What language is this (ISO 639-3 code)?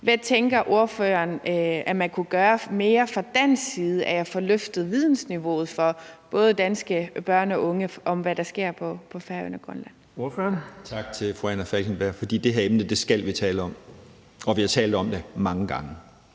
dan